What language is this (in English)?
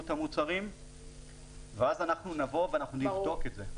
Hebrew